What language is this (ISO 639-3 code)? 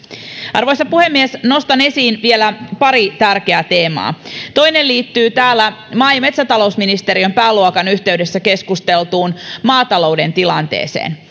fin